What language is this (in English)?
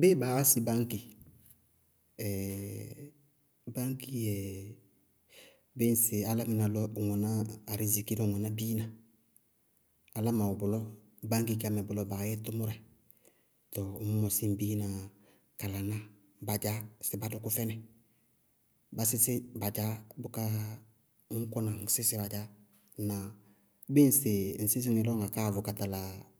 Bago-Kusuntu